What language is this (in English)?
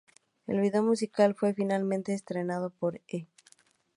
Spanish